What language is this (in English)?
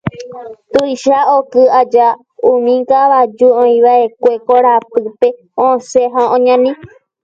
Guarani